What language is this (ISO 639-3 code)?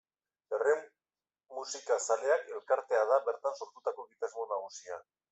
eus